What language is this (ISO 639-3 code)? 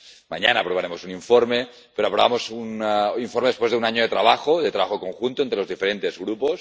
spa